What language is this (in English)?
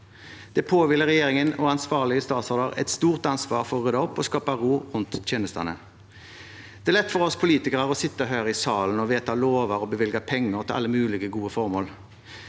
Norwegian